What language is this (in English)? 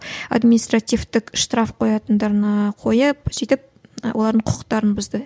Kazakh